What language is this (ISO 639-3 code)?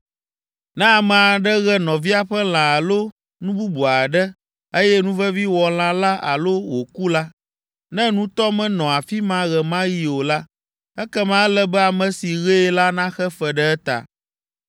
ewe